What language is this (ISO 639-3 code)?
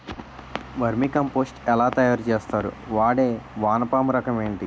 tel